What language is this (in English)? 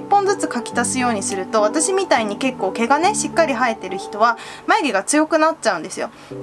Japanese